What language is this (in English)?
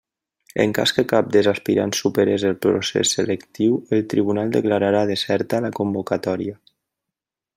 Catalan